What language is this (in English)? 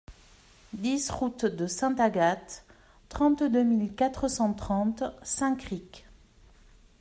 French